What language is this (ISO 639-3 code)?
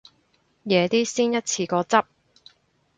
yue